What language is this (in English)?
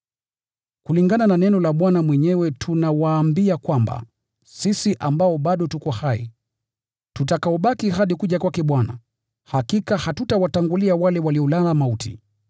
Swahili